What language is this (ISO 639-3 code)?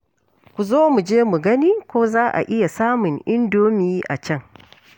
hau